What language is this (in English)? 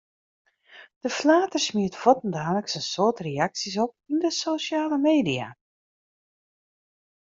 Western Frisian